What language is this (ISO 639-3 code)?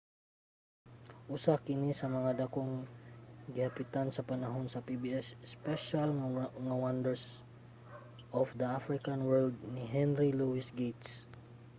ceb